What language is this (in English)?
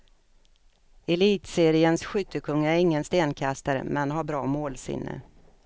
Swedish